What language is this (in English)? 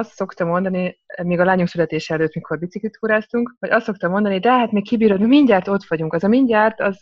Hungarian